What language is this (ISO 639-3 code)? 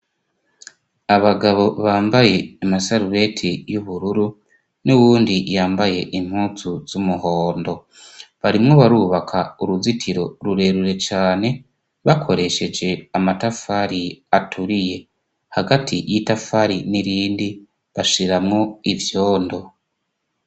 run